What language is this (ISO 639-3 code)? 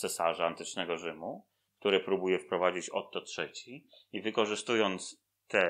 pol